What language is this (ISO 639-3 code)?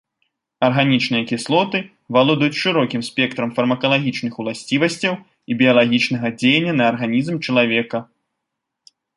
bel